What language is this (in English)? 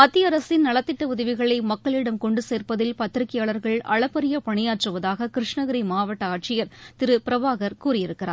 Tamil